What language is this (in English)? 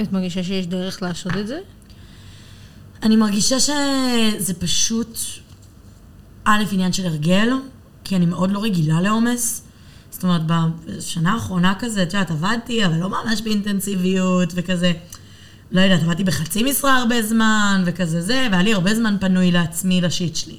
Hebrew